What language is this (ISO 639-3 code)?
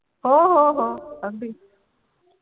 mar